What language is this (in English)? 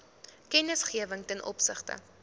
Afrikaans